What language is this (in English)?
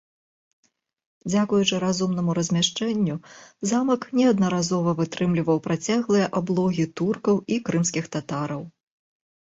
Belarusian